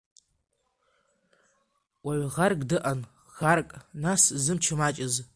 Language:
Abkhazian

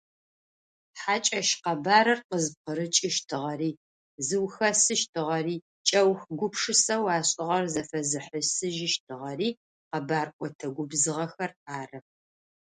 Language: Adyghe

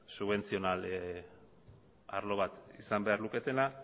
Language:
Basque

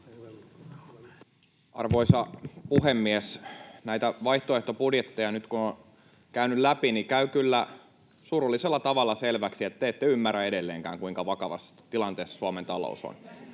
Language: Finnish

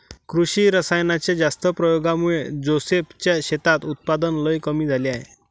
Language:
Marathi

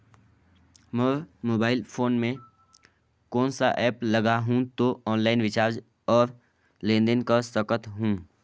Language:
Chhattisgarhi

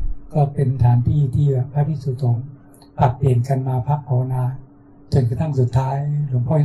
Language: Thai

